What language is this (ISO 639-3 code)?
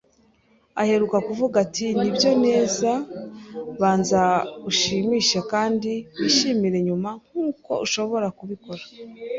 kin